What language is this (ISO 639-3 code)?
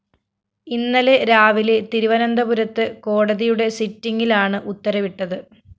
mal